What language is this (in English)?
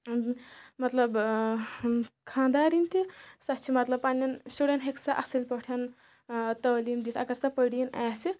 Kashmiri